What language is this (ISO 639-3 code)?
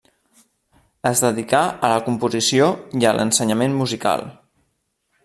cat